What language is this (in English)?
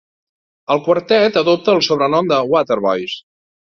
Catalan